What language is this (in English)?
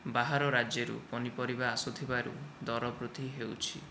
Odia